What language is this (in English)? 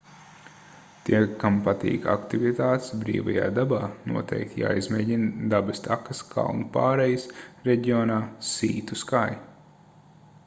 Latvian